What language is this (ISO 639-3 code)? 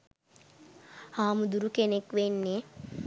sin